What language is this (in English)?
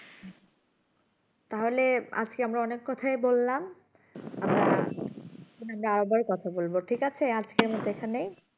Bangla